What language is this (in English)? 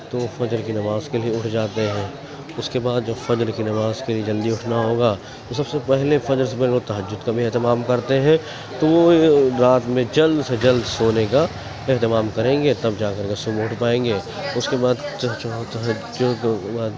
Urdu